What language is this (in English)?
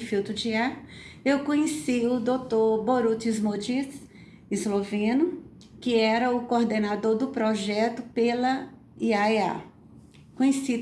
Portuguese